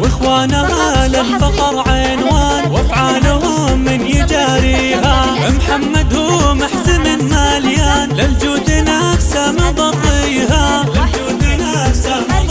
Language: Arabic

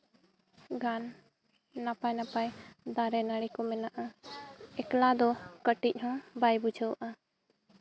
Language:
Santali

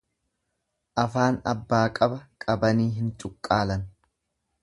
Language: Oromo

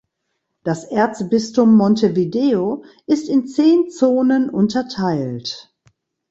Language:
German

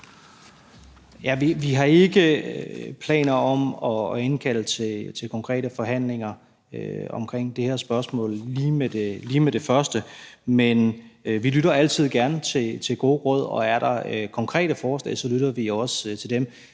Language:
Danish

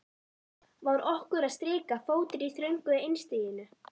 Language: Icelandic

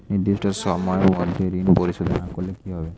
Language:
Bangla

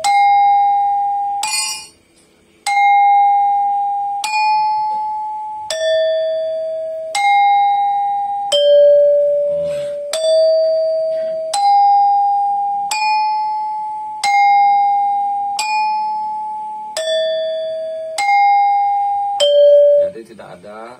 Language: Indonesian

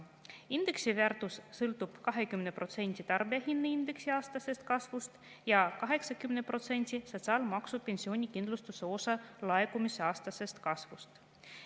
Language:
Estonian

